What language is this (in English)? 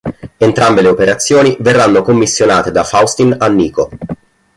Italian